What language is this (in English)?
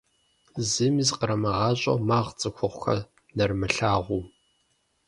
Kabardian